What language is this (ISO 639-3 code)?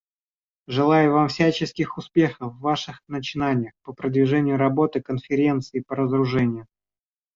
rus